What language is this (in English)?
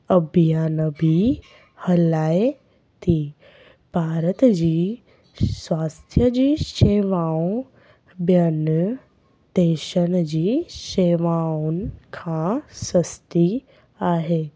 Sindhi